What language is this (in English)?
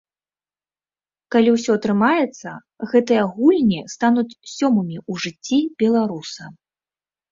Belarusian